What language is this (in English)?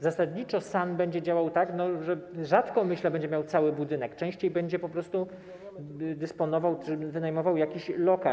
Polish